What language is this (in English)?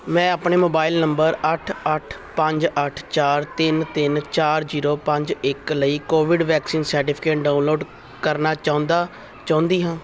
Punjabi